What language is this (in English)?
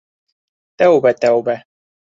Bashkir